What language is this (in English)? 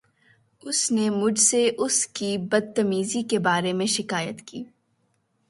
Urdu